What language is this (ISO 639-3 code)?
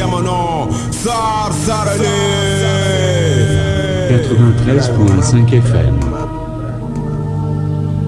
ind